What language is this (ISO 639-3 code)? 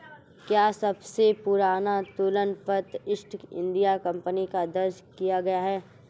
hin